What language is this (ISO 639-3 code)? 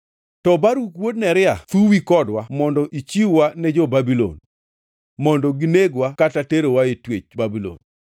luo